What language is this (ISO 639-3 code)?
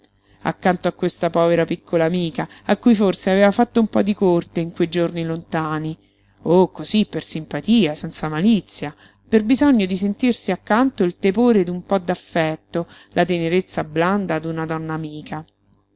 ita